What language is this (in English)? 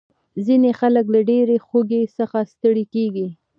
Pashto